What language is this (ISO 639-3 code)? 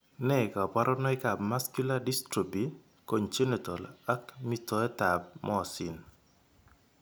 kln